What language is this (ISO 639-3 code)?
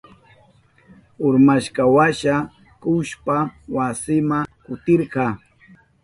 qup